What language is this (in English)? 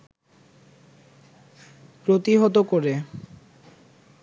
Bangla